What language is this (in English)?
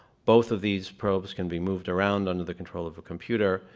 English